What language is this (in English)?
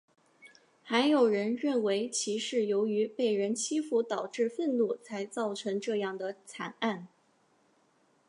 Chinese